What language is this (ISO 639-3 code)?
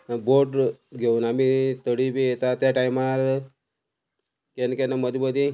kok